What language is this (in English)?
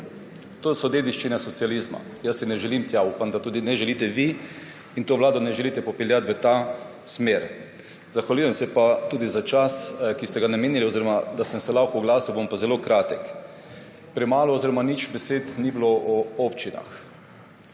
Slovenian